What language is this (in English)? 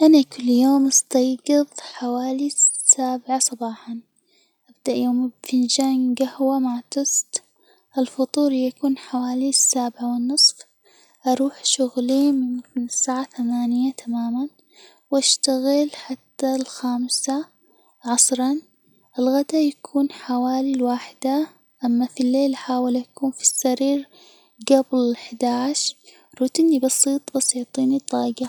Hijazi Arabic